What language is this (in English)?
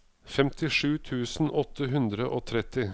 Norwegian